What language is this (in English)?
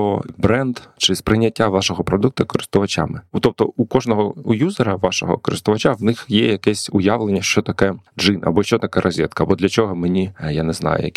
Ukrainian